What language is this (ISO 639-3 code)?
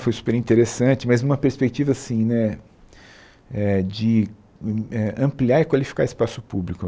por